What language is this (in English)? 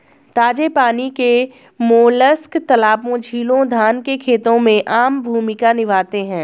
Hindi